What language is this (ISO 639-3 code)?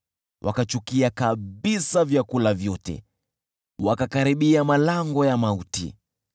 swa